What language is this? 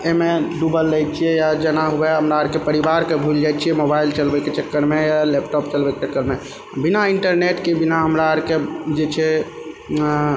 Maithili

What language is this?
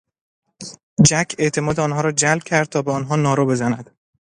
Persian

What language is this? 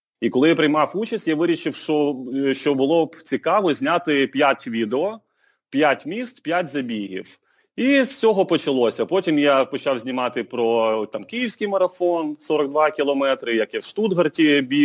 Ukrainian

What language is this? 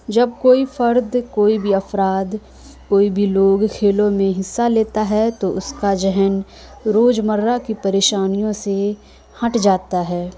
Urdu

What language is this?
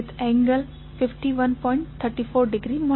Gujarati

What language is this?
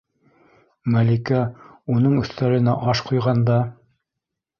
Bashkir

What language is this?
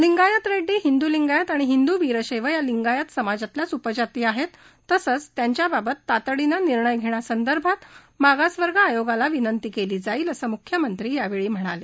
Marathi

